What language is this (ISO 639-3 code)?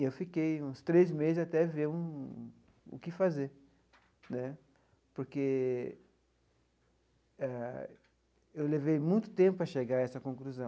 por